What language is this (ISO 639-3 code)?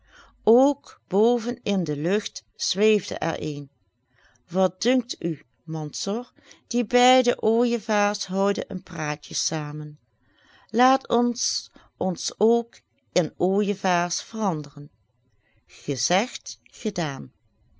nld